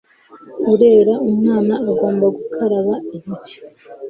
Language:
Kinyarwanda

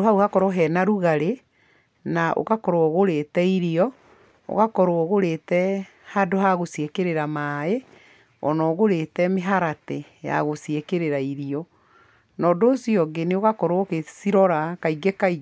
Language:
Kikuyu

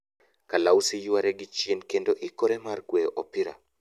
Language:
Luo (Kenya and Tanzania)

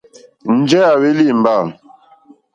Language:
Mokpwe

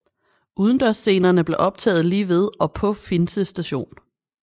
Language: Danish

